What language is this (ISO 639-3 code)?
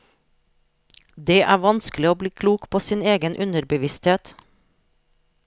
nor